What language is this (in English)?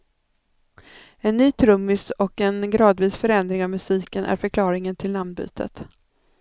Swedish